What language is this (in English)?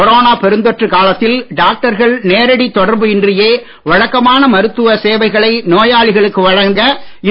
Tamil